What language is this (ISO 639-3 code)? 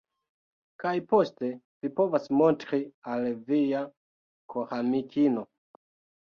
epo